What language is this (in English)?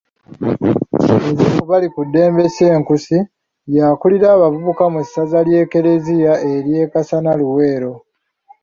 Ganda